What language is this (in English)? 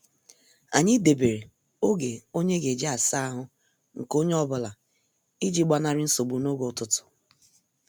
Igbo